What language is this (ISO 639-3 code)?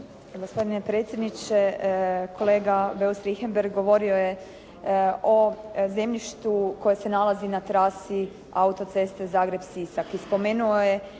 hrv